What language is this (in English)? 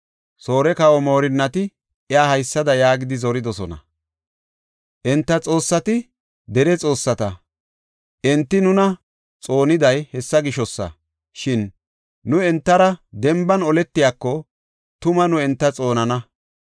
Gofa